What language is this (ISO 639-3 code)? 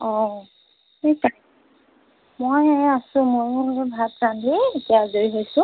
asm